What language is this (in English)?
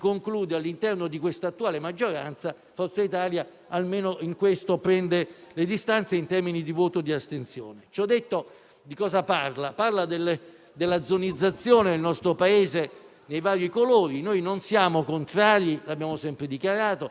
Italian